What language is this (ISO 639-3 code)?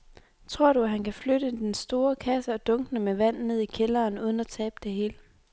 dan